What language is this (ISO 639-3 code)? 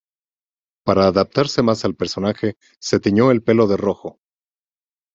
spa